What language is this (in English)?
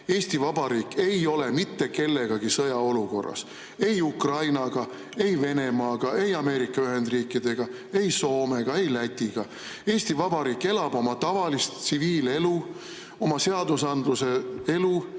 Estonian